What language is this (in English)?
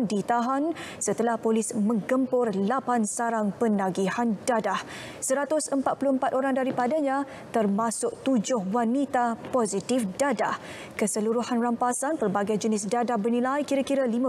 Malay